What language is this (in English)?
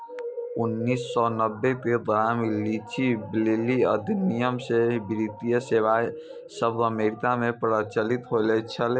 Maithili